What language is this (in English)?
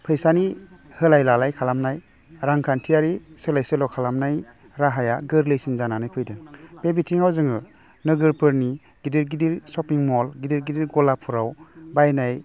Bodo